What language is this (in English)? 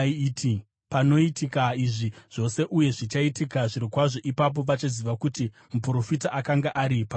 Shona